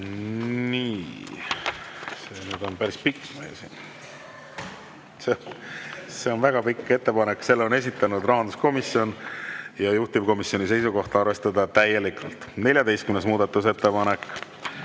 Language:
Estonian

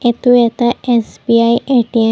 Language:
Assamese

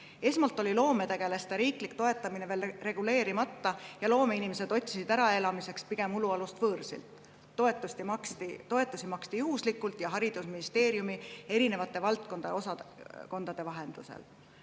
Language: Estonian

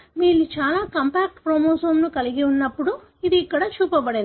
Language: Telugu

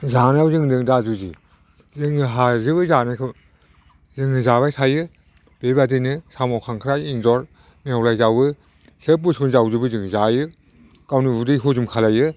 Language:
Bodo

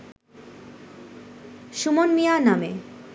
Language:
Bangla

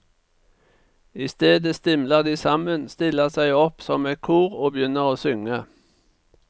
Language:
Norwegian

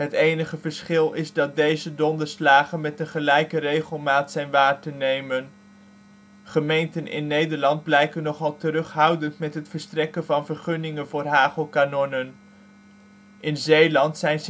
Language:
Dutch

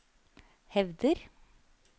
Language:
Norwegian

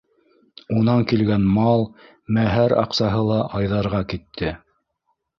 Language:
Bashkir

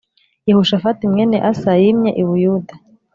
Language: Kinyarwanda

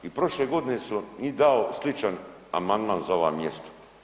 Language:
Croatian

